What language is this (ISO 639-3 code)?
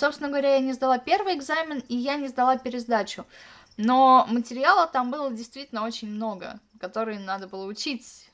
rus